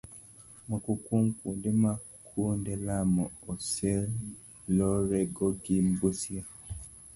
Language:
Luo (Kenya and Tanzania)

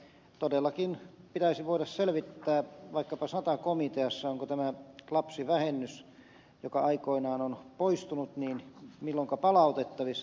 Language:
Finnish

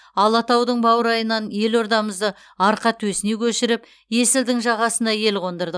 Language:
Kazakh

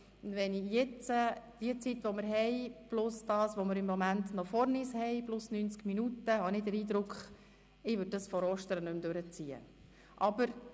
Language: Swiss German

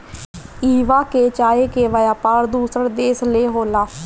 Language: Bhojpuri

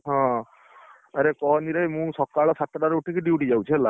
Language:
Odia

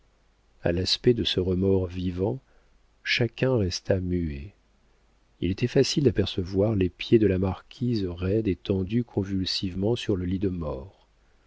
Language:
French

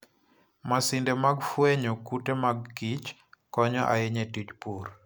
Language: Luo (Kenya and Tanzania)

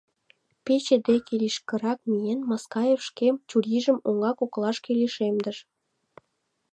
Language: Mari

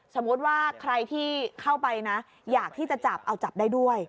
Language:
Thai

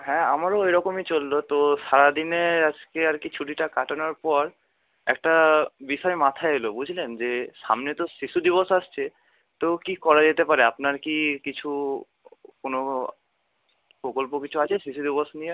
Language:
Bangla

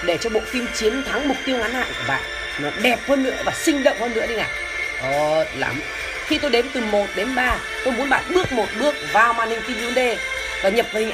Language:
Vietnamese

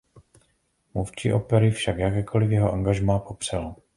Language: Czech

